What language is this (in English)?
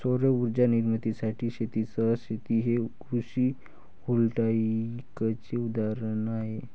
Marathi